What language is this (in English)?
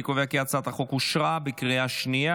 Hebrew